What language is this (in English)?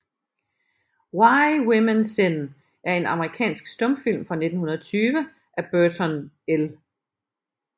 Danish